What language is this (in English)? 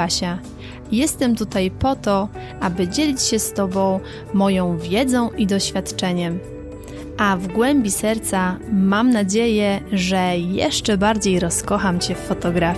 Polish